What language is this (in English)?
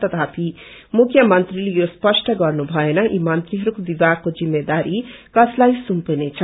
Nepali